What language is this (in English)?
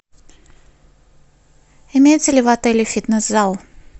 Russian